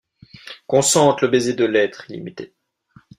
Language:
French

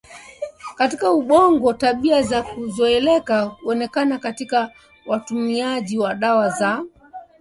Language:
Swahili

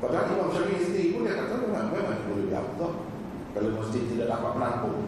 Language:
Malay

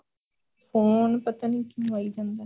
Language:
Punjabi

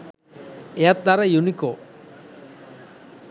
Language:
Sinhala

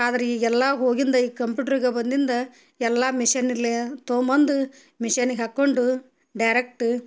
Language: Kannada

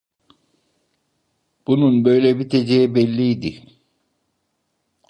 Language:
Turkish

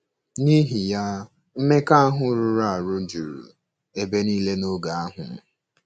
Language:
Igbo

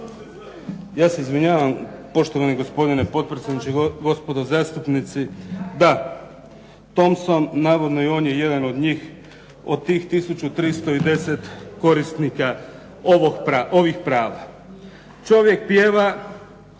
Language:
Croatian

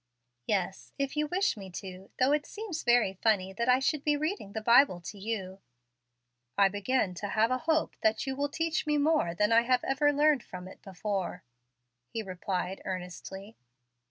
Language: English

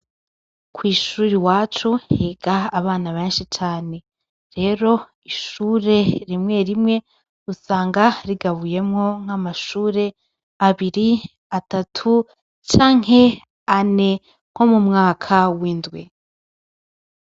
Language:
Rundi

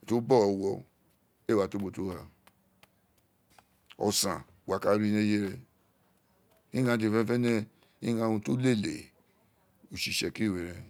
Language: Isekiri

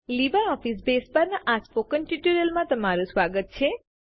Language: Gujarati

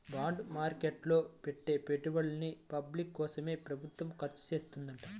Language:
Telugu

